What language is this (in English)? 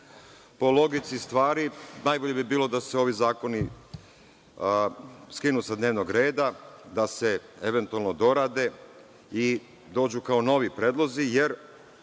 Serbian